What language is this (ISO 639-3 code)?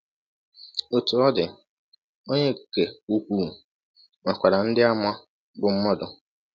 ibo